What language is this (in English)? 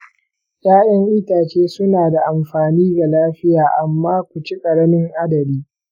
Hausa